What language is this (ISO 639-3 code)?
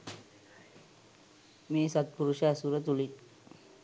sin